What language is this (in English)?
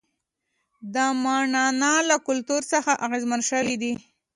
Pashto